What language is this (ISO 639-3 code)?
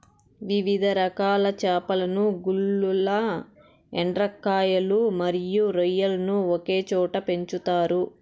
tel